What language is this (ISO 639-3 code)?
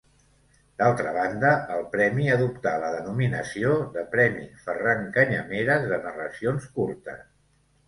cat